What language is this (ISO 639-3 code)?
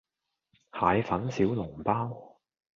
yue